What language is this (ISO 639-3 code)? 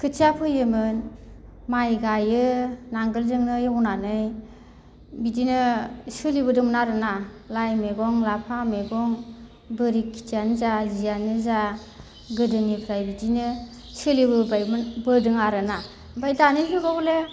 brx